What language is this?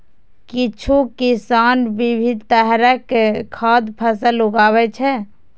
Maithili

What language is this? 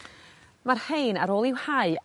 Welsh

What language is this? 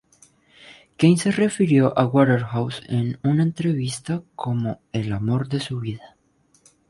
Spanish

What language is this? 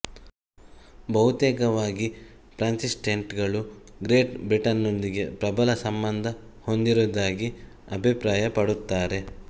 Kannada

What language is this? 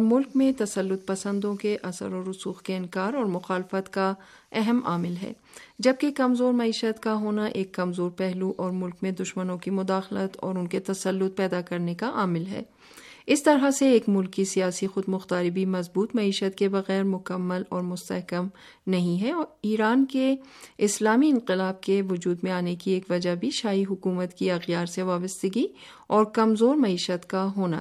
Urdu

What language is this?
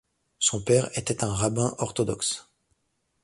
French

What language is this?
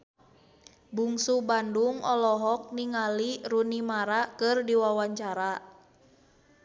Sundanese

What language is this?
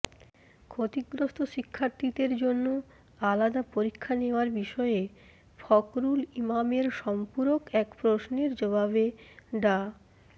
Bangla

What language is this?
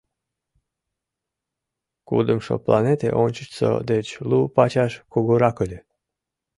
Mari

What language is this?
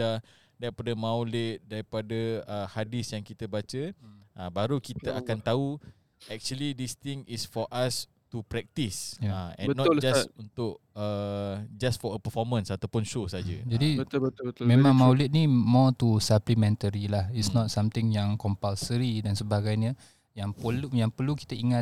Malay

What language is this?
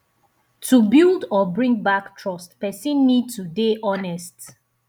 Nigerian Pidgin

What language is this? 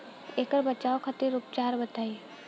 Bhojpuri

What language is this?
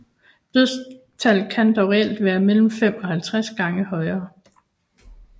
Danish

